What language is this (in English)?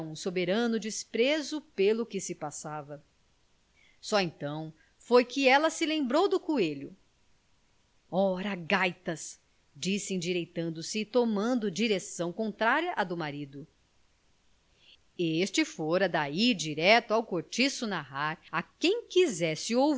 Portuguese